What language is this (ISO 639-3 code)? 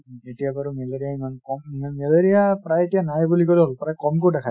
asm